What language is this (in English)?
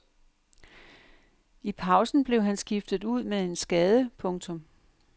Danish